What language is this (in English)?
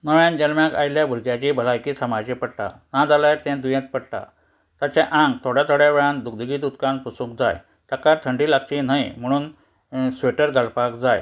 Konkani